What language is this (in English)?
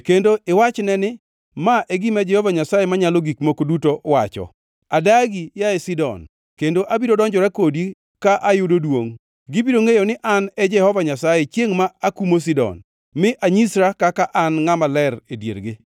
Luo (Kenya and Tanzania)